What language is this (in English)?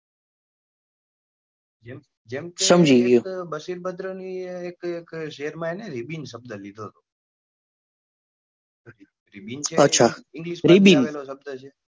Gujarati